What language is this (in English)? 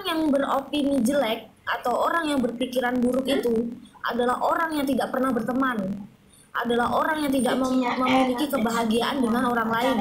Indonesian